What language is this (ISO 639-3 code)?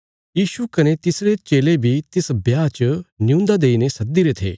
kfs